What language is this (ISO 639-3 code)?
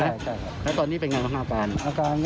tha